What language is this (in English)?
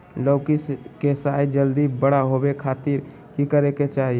Magahi